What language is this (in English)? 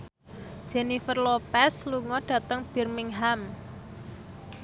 Javanese